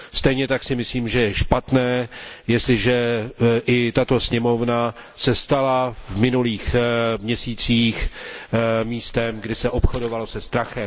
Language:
Czech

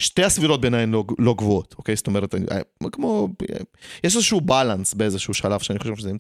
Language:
Hebrew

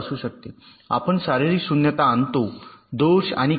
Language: Marathi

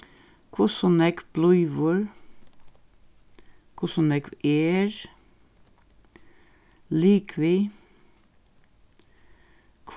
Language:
Faroese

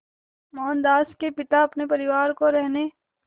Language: Hindi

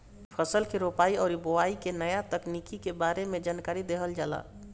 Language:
Bhojpuri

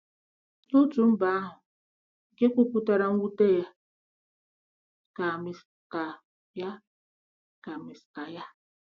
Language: Igbo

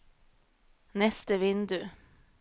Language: Norwegian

